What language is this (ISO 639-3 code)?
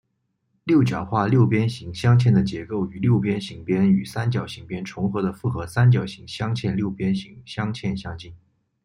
zho